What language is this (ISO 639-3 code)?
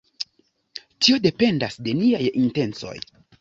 epo